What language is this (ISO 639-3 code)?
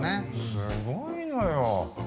jpn